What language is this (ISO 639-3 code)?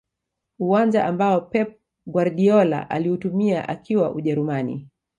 swa